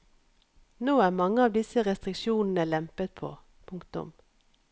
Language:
Norwegian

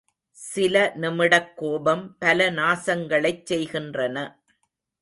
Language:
Tamil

